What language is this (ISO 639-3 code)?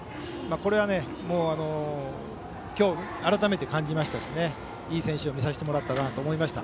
jpn